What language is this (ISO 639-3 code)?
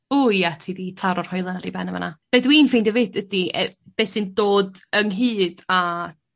cym